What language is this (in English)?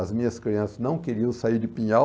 Portuguese